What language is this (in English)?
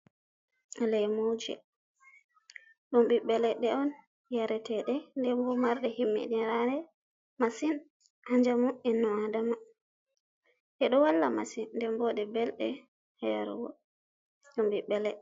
Fula